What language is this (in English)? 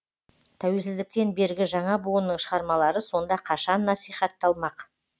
Kazakh